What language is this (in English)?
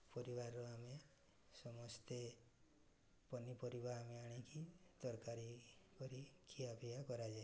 Odia